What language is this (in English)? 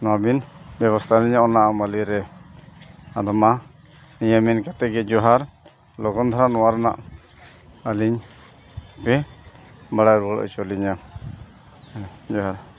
Santali